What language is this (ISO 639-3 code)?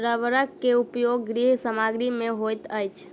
mai